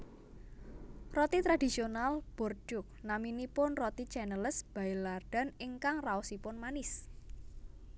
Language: Javanese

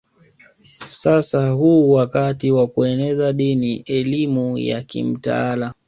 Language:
Swahili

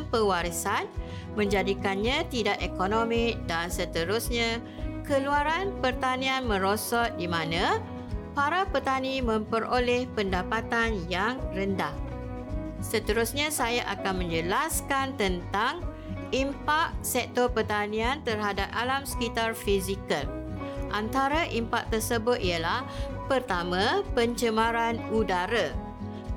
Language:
Malay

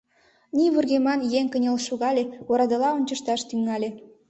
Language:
Mari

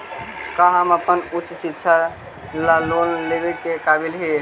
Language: Magahi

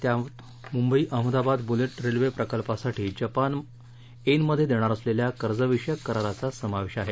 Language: Marathi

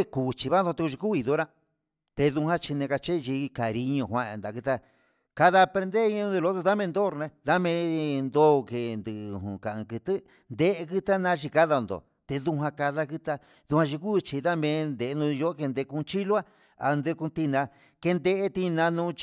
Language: Huitepec Mixtec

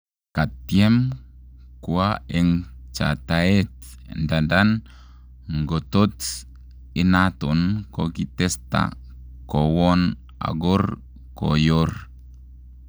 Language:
Kalenjin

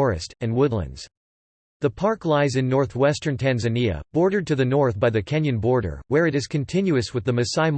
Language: English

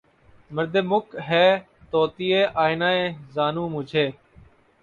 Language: Urdu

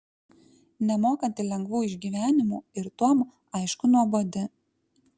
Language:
Lithuanian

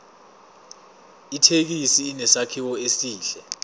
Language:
Zulu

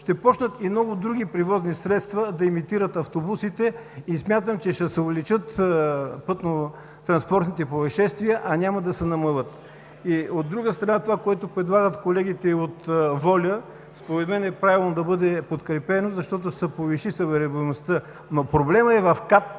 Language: Bulgarian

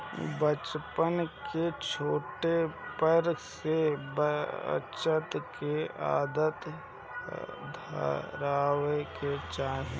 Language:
Bhojpuri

